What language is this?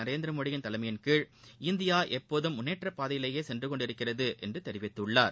Tamil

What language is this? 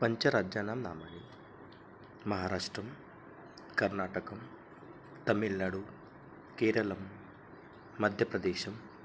Sanskrit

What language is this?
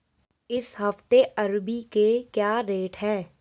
Hindi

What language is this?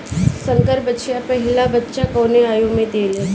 Bhojpuri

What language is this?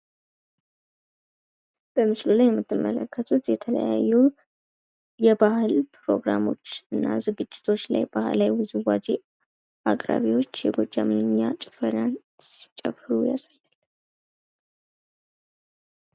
Amharic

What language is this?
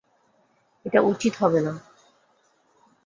Bangla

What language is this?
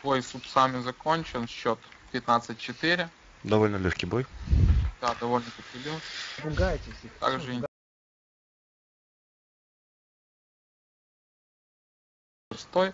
Russian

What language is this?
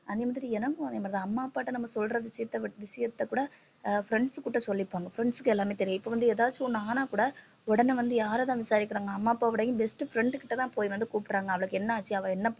Tamil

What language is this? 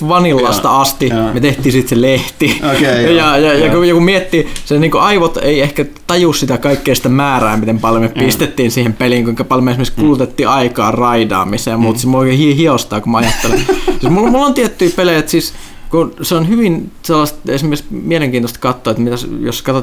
Finnish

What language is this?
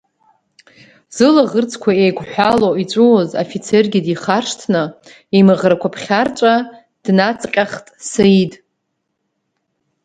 Abkhazian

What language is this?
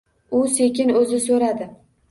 Uzbek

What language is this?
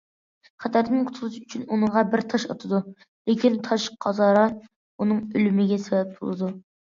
Uyghur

